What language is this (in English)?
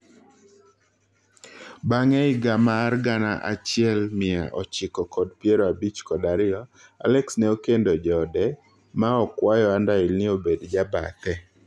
Luo (Kenya and Tanzania)